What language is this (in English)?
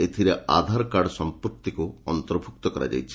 Odia